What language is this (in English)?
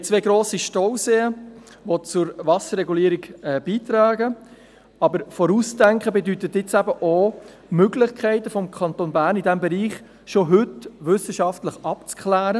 Swiss German